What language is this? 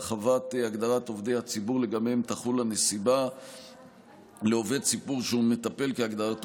Hebrew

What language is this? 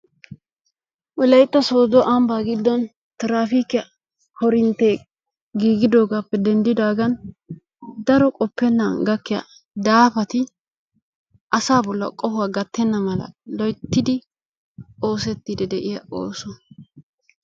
Wolaytta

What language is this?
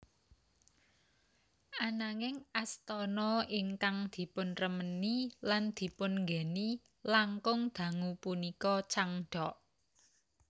Javanese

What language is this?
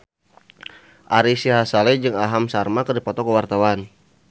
Sundanese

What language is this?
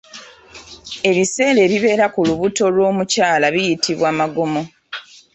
Ganda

